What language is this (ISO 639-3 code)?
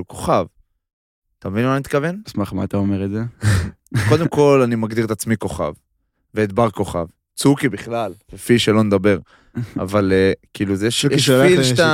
heb